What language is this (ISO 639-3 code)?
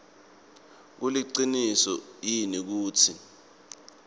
ssw